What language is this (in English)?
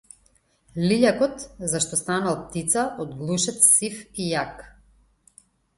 Macedonian